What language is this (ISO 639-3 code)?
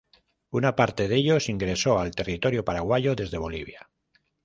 spa